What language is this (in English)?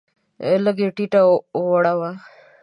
Pashto